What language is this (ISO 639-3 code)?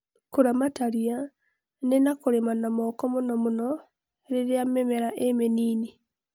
kik